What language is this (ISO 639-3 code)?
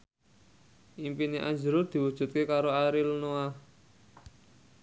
jav